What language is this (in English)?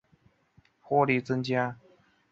Chinese